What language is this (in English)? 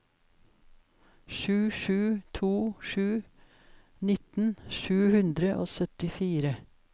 Norwegian